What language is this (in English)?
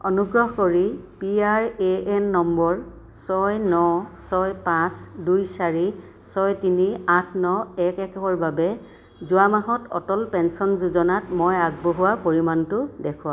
Assamese